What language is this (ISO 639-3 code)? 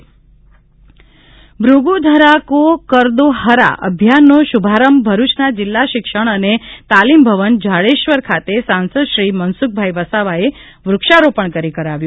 guj